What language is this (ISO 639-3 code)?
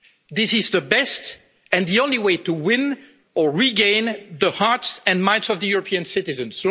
eng